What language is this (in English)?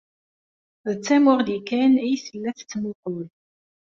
Kabyle